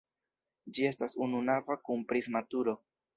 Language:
Esperanto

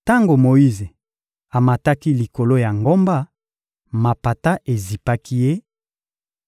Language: Lingala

